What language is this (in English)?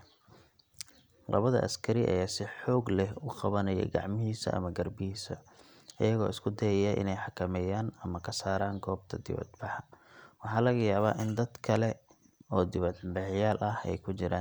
Somali